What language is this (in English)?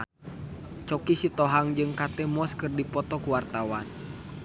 Sundanese